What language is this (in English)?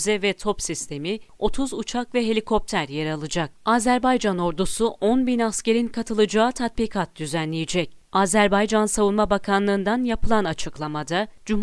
Turkish